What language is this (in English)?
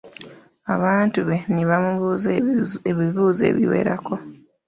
Ganda